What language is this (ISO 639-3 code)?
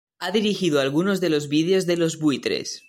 spa